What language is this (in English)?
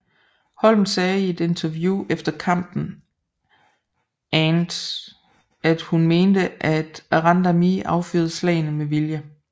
Danish